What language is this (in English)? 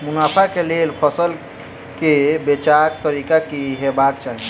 Maithili